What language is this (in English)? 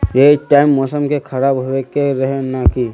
Magahi